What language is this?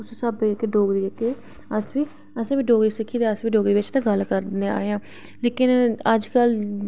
Dogri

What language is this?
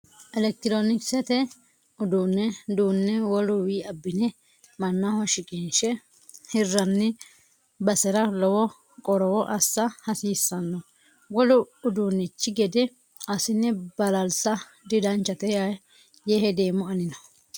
Sidamo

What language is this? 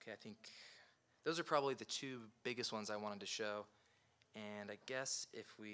English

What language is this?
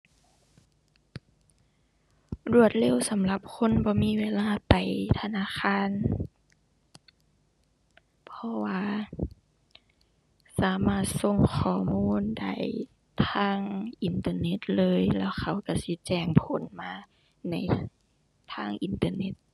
Thai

